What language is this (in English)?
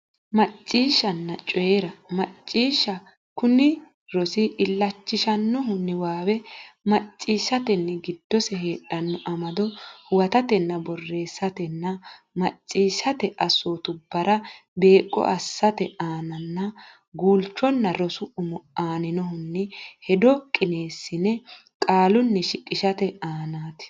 Sidamo